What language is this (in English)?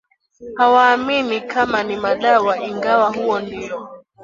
Swahili